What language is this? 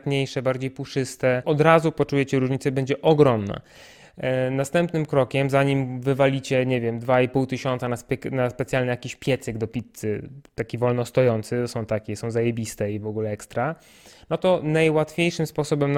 Polish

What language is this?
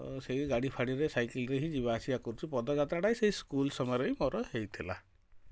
Odia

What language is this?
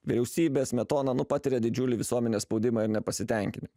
Lithuanian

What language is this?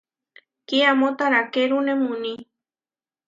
Huarijio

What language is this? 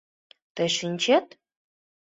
Mari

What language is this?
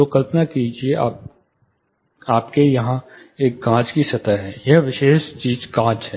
Hindi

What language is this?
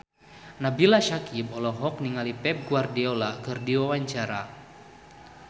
Sundanese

